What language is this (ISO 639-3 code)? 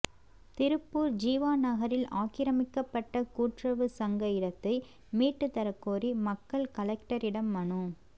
tam